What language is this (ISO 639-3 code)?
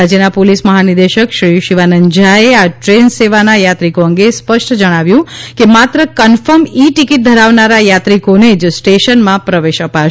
guj